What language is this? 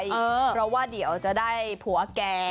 Thai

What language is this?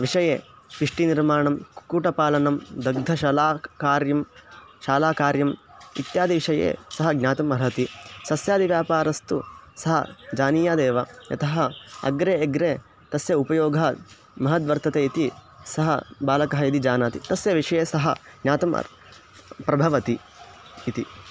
Sanskrit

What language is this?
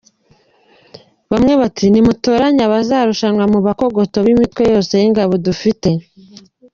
Kinyarwanda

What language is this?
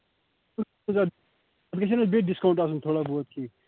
Kashmiri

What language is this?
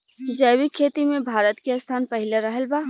Bhojpuri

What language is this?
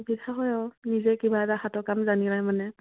Assamese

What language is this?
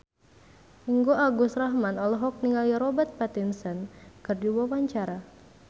Sundanese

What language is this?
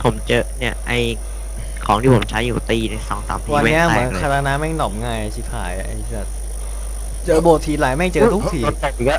Thai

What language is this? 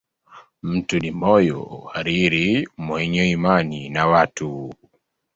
Swahili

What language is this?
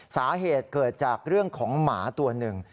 Thai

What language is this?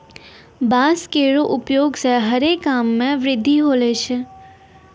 Maithili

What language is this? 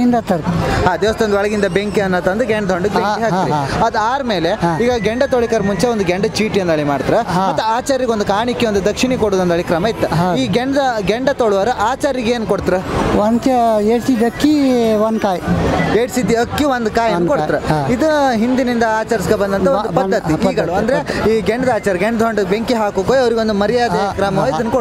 Kannada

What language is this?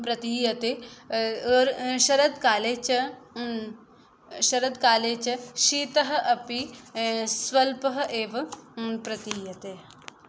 Sanskrit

